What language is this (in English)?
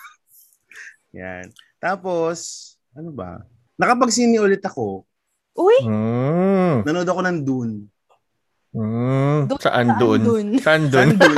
Filipino